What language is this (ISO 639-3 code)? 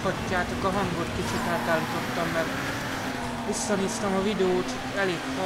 hun